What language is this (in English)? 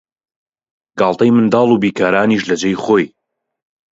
Central Kurdish